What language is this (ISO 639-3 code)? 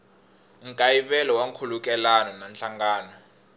tso